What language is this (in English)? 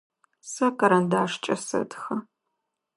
Adyghe